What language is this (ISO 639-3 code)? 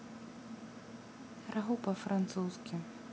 rus